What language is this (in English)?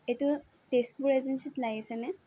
Assamese